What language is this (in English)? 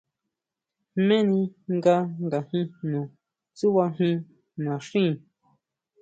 Huautla Mazatec